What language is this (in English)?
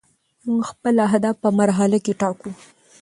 Pashto